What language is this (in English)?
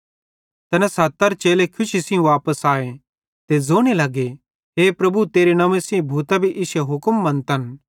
Bhadrawahi